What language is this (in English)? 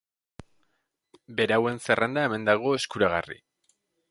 Basque